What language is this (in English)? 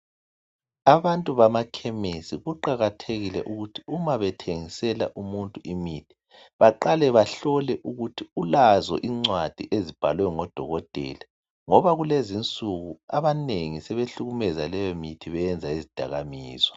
North Ndebele